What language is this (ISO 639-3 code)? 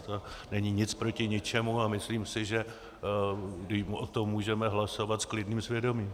ces